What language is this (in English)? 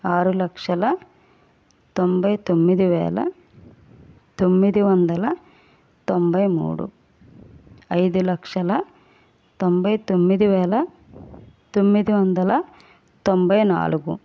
Telugu